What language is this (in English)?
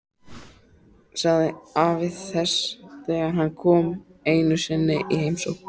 Icelandic